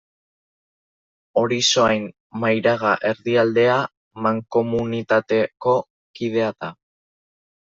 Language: Basque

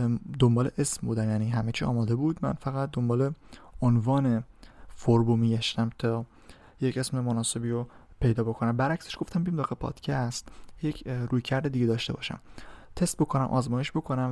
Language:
Persian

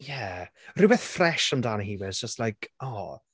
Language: Welsh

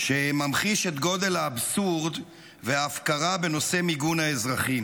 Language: Hebrew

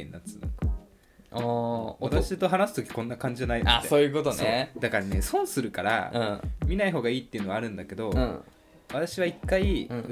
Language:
Japanese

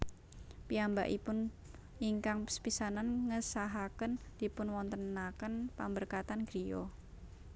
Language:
Javanese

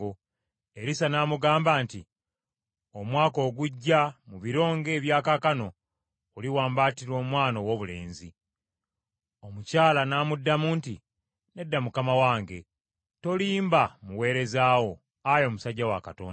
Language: Ganda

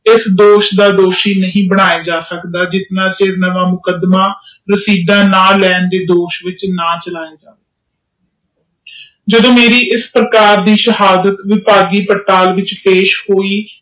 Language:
Punjabi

